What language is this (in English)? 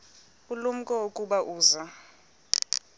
Xhosa